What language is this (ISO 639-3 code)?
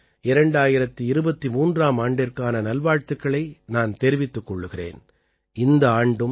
tam